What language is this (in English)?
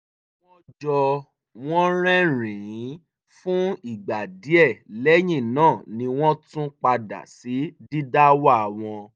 Yoruba